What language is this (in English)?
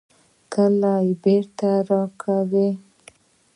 Pashto